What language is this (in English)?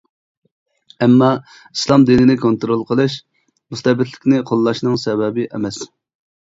Uyghur